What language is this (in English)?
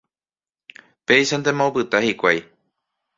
Guarani